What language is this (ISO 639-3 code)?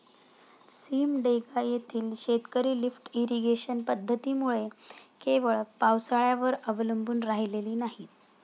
mar